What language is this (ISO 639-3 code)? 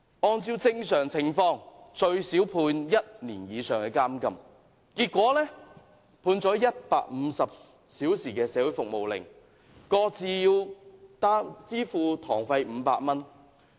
yue